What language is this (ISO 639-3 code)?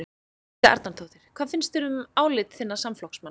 isl